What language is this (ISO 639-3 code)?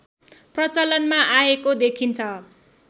nep